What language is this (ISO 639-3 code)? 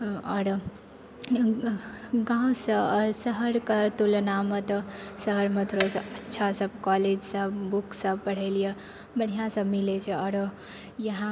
mai